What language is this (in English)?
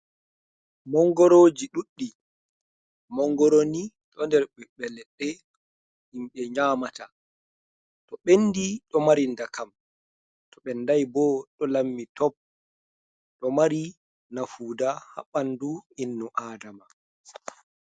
Fula